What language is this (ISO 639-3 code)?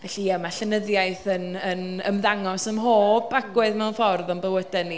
cym